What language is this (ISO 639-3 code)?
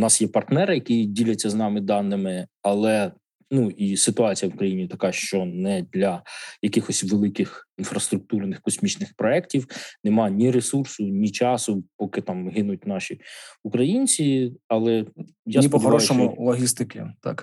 ukr